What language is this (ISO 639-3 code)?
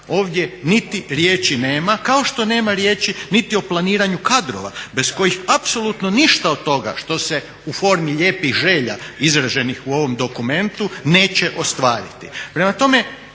hrv